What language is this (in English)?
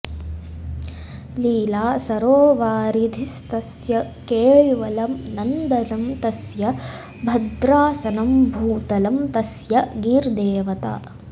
Sanskrit